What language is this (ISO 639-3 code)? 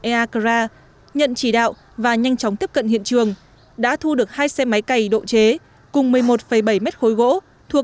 vie